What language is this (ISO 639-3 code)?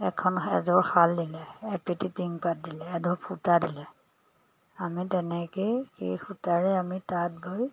asm